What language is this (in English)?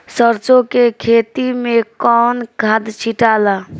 Bhojpuri